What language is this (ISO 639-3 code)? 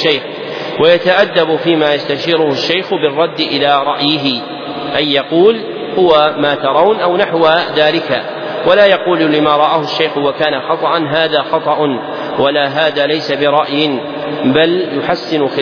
ara